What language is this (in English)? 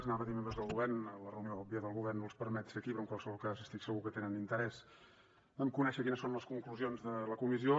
Catalan